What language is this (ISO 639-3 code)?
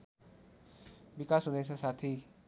nep